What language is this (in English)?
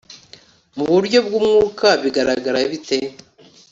Kinyarwanda